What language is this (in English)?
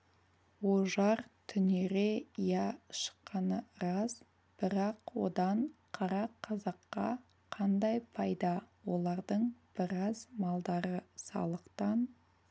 Kazakh